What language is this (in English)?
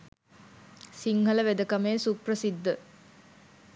Sinhala